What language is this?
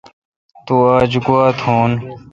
Kalkoti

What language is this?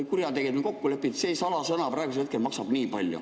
Estonian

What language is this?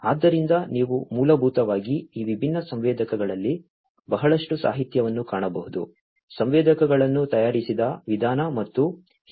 Kannada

